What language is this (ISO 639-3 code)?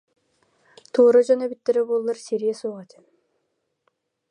sah